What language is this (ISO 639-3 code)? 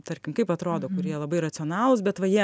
lit